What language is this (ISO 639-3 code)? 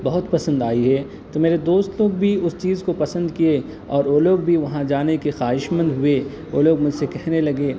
urd